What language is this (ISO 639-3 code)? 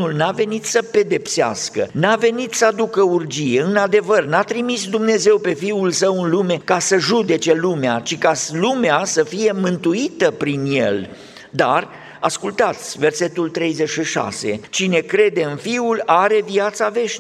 ron